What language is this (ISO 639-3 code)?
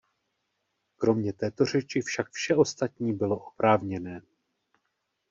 ces